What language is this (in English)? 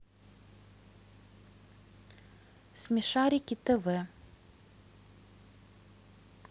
Russian